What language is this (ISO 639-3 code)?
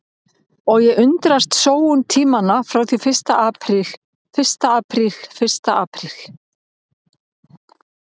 isl